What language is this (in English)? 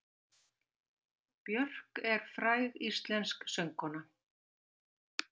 Icelandic